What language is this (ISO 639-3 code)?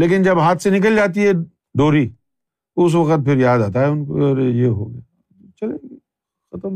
urd